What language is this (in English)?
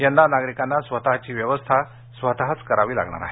Marathi